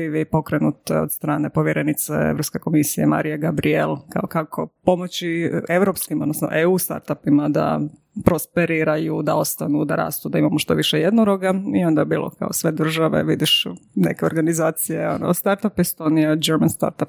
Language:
Croatian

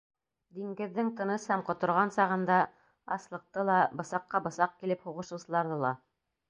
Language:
Bashkir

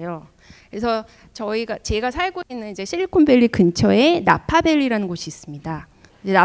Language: Korean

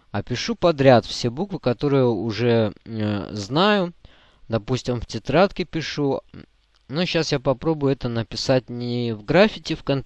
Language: Russian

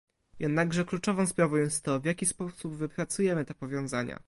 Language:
Polish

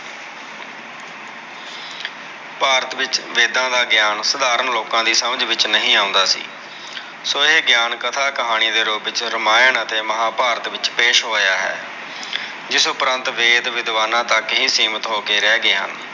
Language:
Punjabi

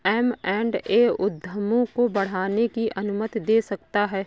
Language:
Hindi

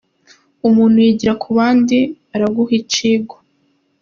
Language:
Kinyarwanda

